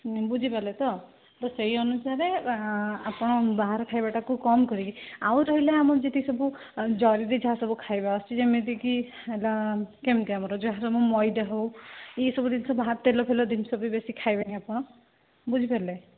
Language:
Odia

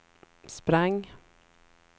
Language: Swedish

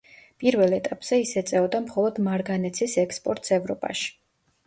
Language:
Georgian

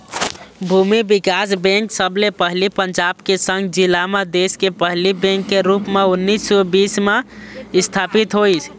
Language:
Chhattisgarhi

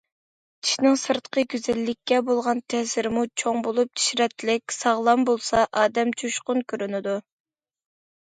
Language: Uyghur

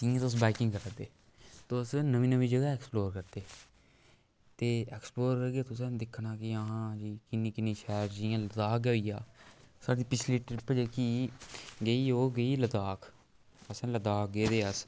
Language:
Dogri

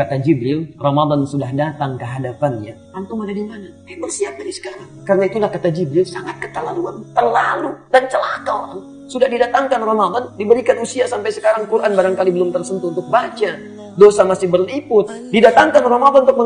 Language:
Arabic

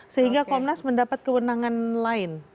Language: Indonesian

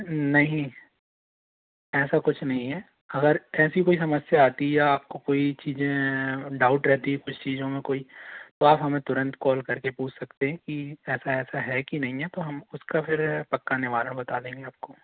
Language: Hindi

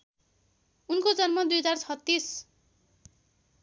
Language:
Nepali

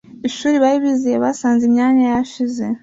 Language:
Kinyarwanda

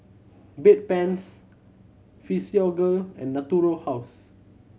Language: English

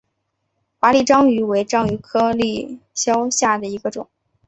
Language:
Chinese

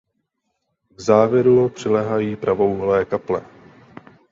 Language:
Czech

